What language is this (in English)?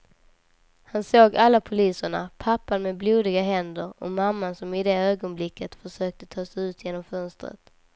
Swedish